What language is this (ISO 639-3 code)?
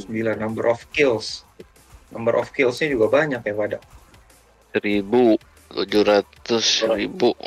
ind